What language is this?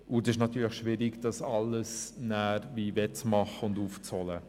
Swiss German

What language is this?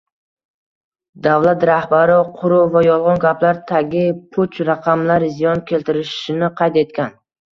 Uzbek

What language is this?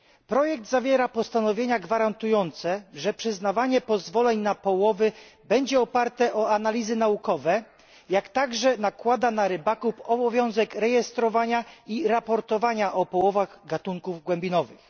Polish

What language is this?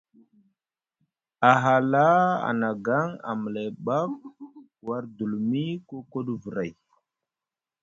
Musgu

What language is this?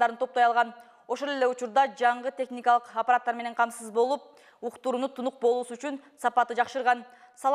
Turkish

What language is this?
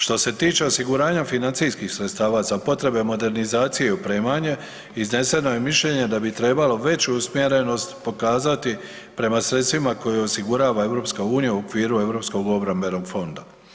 Croatian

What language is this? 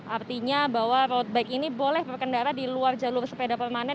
Indonesian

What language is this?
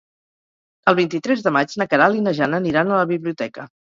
Catalan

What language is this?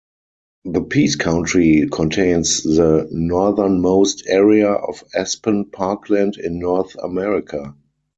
English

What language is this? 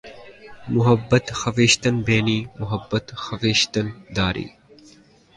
Urdu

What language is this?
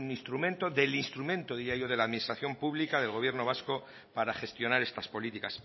Spanish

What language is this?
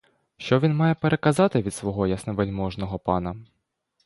Ukrainian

